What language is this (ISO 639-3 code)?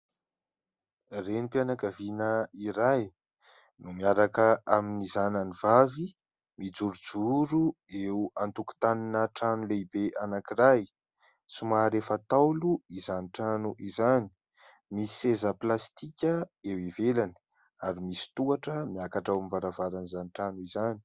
mlg